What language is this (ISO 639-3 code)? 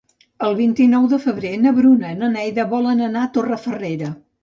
cat